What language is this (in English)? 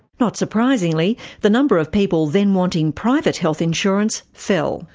English